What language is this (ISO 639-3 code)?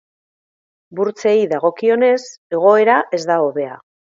eus